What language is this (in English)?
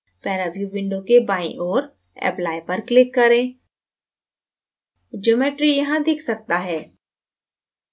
Hindi